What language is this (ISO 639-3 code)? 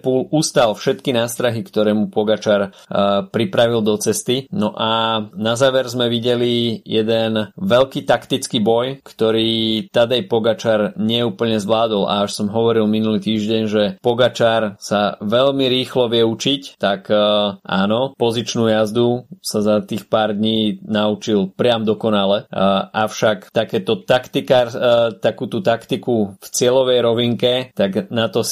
slk